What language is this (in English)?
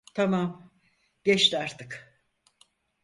Turkish